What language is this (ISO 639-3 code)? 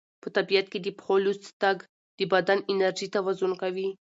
pus